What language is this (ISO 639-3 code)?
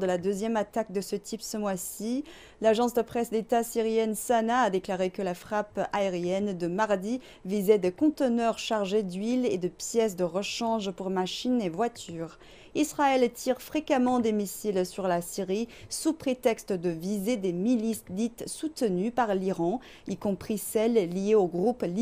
fra